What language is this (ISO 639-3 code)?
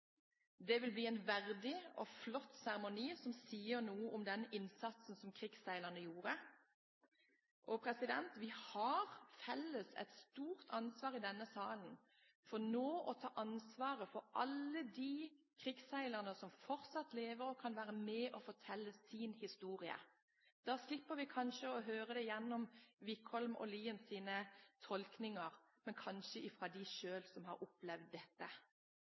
nob